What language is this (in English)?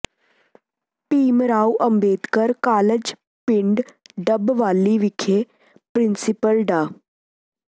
Punjabi